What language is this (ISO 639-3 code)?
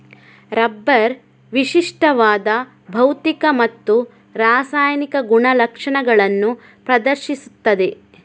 kan